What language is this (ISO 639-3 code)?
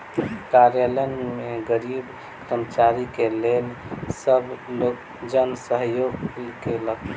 mai